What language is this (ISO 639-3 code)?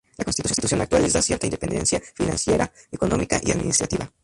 spa